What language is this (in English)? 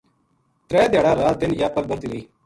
Gujari